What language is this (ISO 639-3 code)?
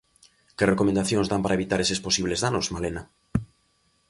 glg